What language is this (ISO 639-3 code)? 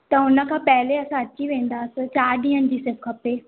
snd